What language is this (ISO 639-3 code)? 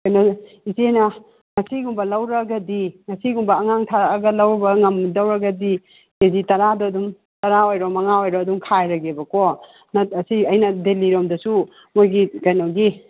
mni